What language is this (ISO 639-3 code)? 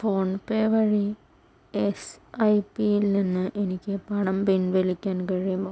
mal